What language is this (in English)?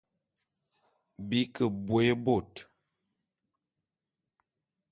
Bulu